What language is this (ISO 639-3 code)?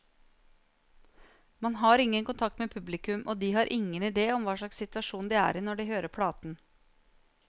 nor